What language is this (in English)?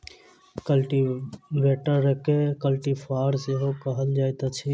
Maithili